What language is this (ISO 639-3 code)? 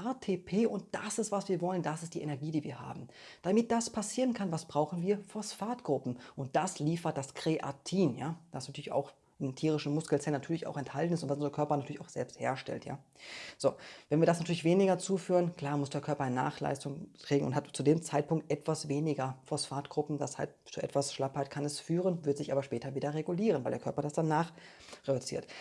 deu